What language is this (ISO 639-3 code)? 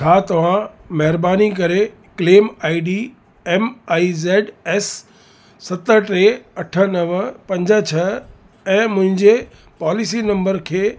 snd